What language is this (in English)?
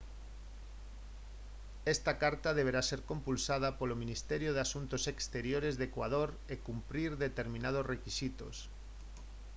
Galician